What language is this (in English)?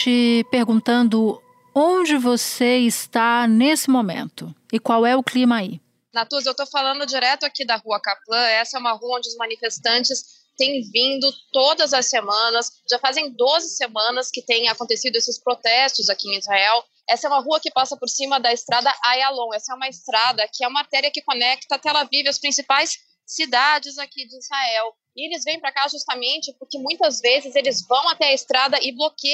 Portuguese